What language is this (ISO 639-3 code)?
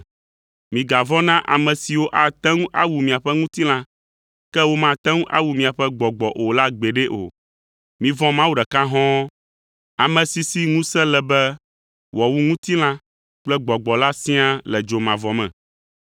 ewe